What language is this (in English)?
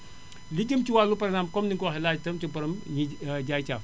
Wolof